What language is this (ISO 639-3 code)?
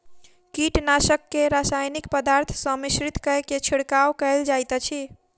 mai